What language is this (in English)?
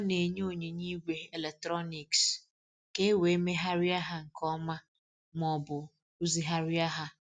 Igbo